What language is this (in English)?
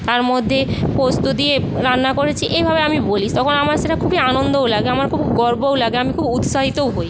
Bangla